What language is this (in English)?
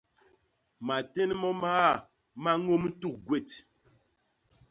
Basaa